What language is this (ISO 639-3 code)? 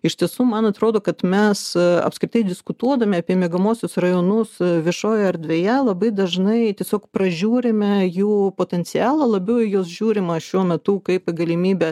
lit